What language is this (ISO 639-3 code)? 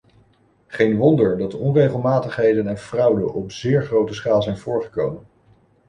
nld